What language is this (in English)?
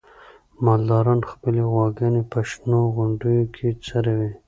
Pashto